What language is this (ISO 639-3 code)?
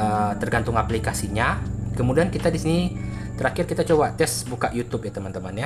ind